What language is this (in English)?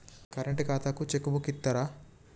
Telugu